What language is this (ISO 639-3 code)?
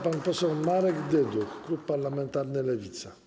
pol